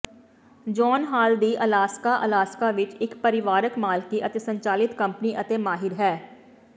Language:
Punjabi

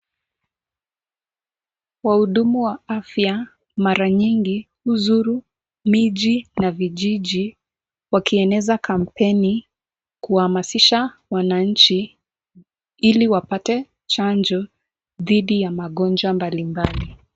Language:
Swahili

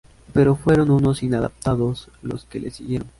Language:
Spanish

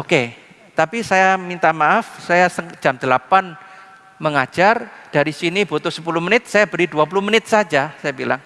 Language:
Indonesian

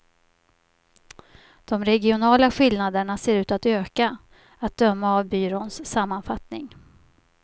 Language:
Swedish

